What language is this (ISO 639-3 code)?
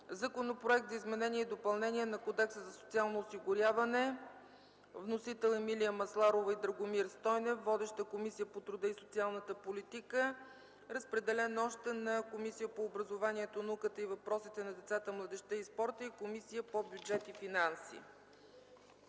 bul